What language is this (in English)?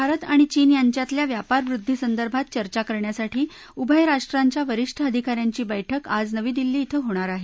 Marathi